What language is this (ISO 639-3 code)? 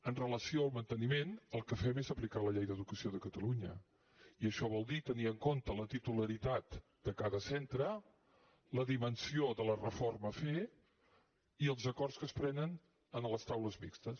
cat